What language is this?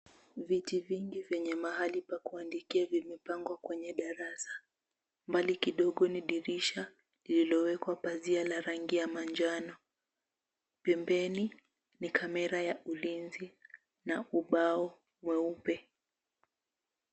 Swahili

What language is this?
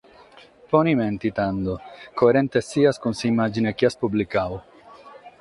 Sardinian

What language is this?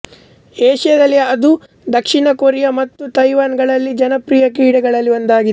Kannada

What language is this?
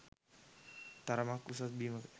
Sinhala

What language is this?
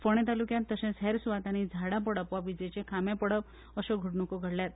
Konkani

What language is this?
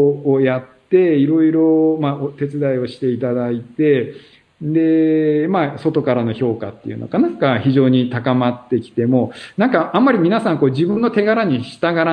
Japanese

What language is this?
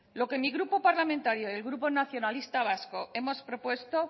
Spanish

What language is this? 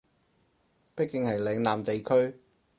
Cantonese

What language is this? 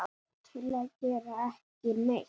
Icelandic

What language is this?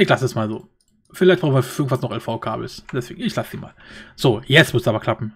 German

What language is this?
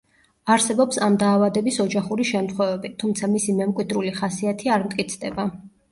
Georgian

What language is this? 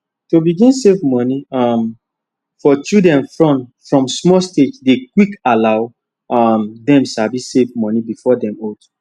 Nigerian Pidgin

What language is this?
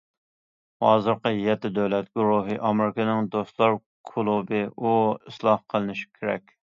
Uyghur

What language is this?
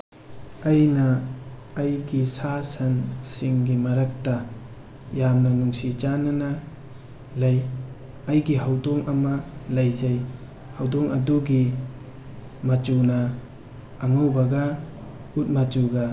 Manipuri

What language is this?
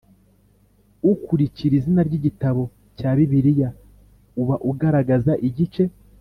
Kinyarwanda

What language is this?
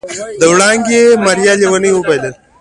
Pashto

